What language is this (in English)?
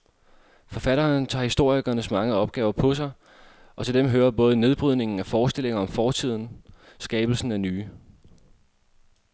Danish